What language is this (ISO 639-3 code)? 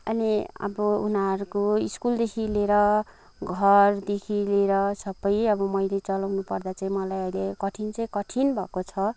nep